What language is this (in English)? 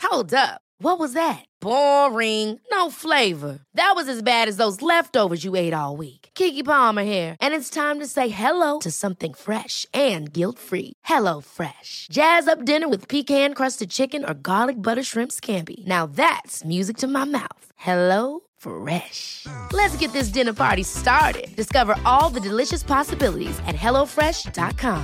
Swedish